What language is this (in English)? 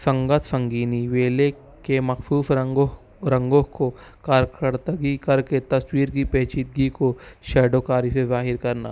Urdu